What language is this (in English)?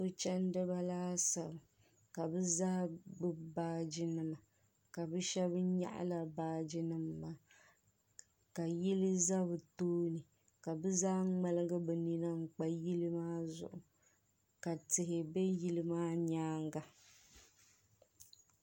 Dagbani